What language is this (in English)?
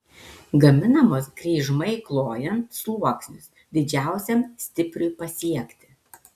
Lithuanian